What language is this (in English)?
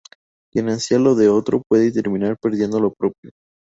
Spanish